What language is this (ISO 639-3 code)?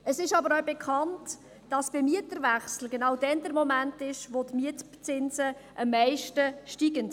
gsw